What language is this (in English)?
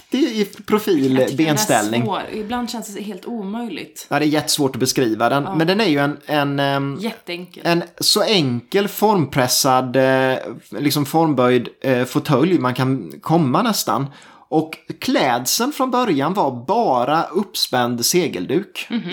Swedish